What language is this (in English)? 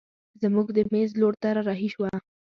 Pashto